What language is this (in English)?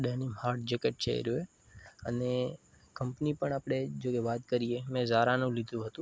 Gujarati